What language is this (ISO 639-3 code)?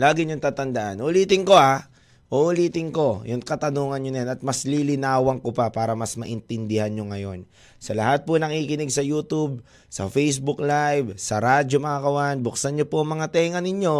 fil